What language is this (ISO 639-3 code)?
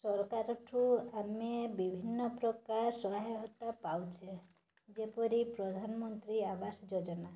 ori